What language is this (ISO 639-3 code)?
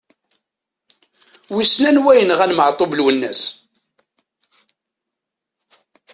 kab